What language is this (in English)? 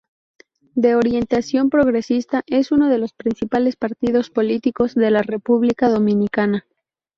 Spanish